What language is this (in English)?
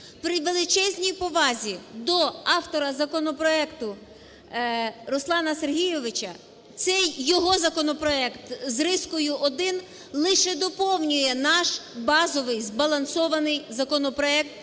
Ukrainian